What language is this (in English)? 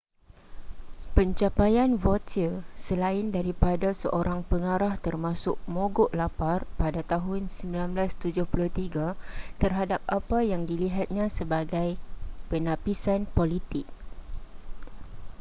Malay